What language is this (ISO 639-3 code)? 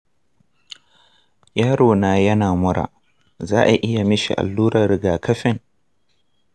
hau